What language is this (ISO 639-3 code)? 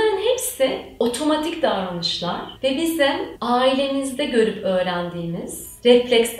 tur